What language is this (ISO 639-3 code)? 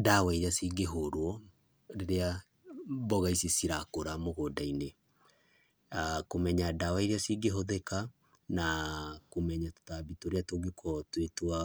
kik